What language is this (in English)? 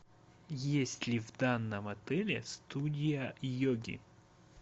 Russian